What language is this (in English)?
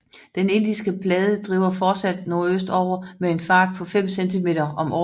Danish